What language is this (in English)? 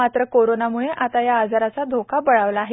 Marathi